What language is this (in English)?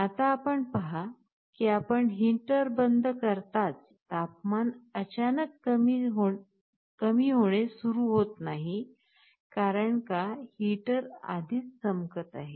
Marathi